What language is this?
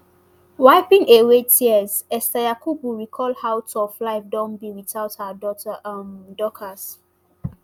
Nigerian Pidgin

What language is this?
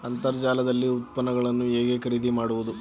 Kannada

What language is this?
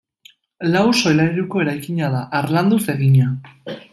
Basque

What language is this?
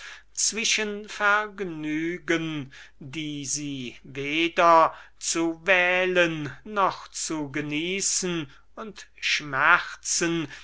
German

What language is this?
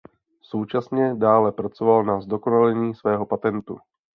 Czech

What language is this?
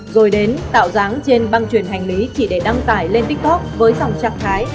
Vietnamese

